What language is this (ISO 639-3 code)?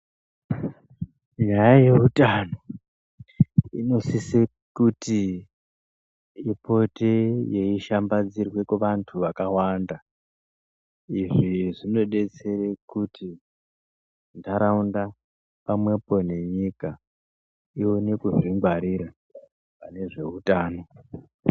ndc